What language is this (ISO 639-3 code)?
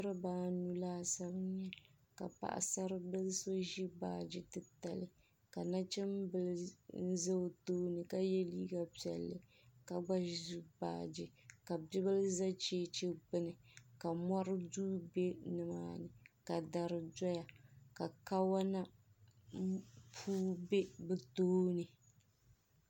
dag